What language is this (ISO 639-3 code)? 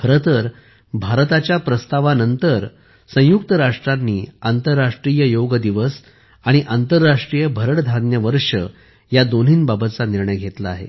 mar